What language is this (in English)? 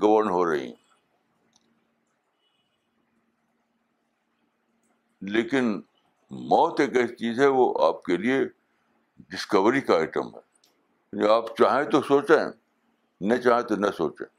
Urdu